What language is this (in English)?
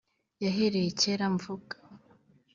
Kinyarwanda